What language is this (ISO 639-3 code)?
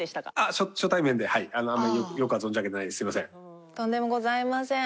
jpn